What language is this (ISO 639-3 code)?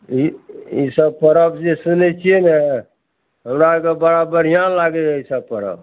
mai